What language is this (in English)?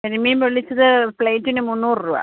Malayalam